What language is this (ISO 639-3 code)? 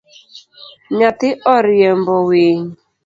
luo